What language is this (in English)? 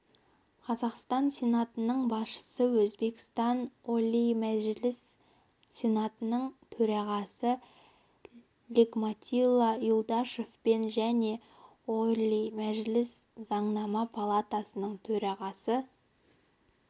Kazakh